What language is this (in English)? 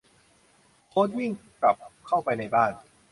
Thai